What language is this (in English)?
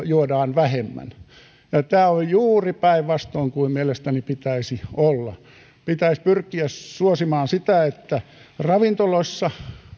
Finnish